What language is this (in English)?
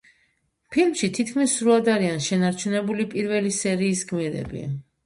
Georgian